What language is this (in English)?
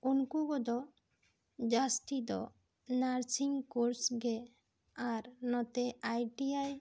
Santali